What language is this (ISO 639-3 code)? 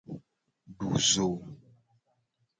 gej